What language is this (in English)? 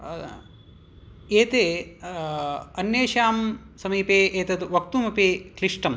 Sanskrit